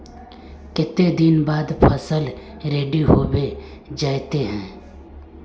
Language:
Magahi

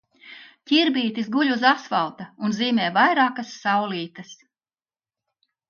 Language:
Latvian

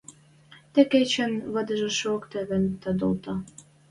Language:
Western Mari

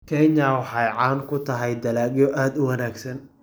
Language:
Somali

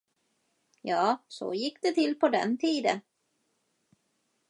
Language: Swedish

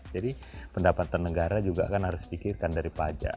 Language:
Indonesian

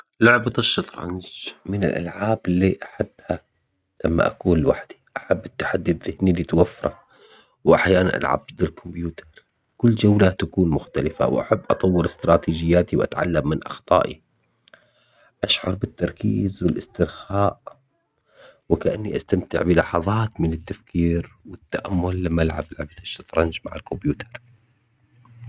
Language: Omani Arabic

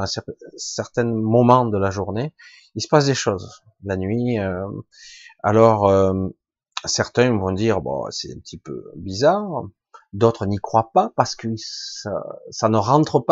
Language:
French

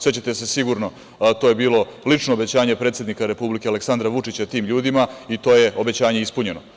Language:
Serbian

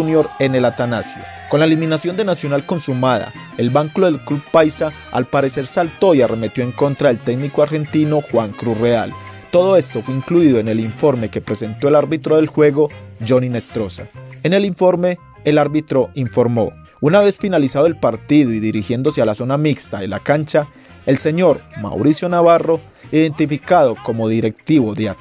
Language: Spanish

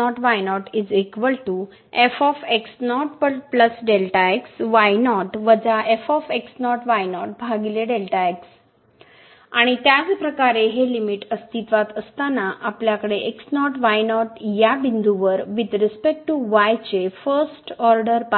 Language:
Marathi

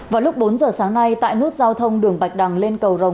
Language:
Vietnamese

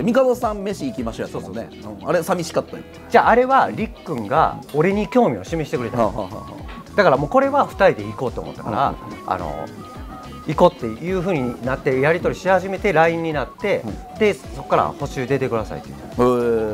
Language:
Japanese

